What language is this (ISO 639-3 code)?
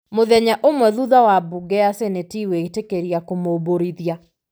kik